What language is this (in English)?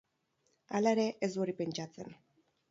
Basque